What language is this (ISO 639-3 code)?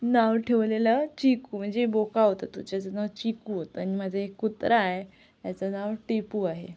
mar